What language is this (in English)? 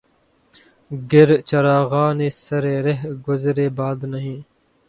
Urdu